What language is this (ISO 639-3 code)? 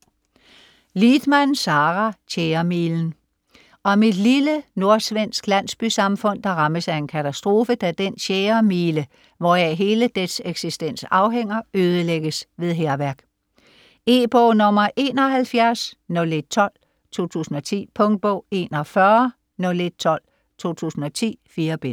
dan